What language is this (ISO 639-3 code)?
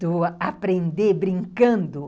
por